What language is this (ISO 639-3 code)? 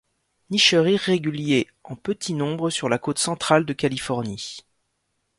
fra